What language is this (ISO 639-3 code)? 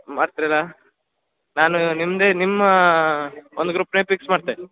kan